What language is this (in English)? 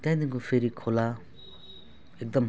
Nepali